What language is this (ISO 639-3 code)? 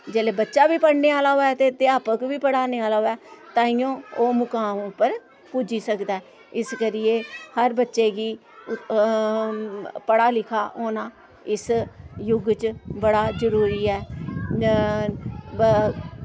doi